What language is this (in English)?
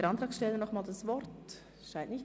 Swiss German